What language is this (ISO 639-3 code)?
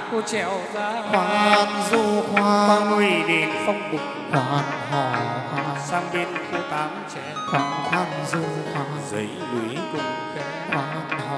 vie